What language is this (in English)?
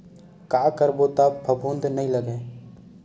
Chhattisgarhi